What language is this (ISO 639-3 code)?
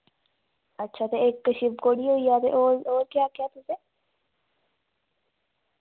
doi